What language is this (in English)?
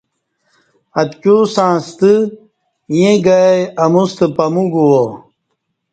Kati